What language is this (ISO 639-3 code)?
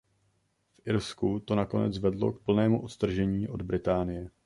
ces